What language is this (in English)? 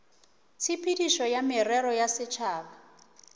Northern Sotho